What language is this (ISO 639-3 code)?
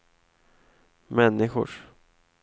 swe